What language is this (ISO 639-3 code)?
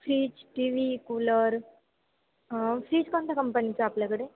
mar